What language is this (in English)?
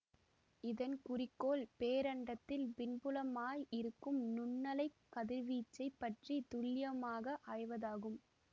Tamil